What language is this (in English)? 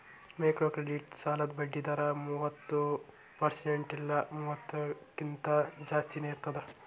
Kannada